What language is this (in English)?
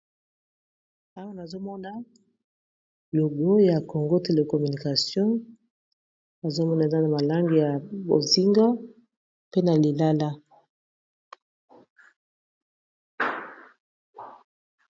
Lingala